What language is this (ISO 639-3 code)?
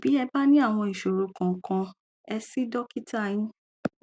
yor